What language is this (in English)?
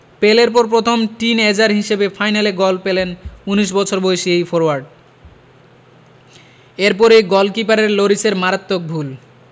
Bangla